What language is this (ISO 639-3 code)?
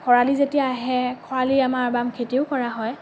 asm